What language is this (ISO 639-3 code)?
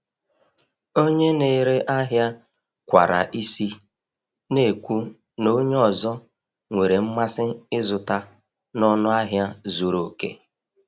ibo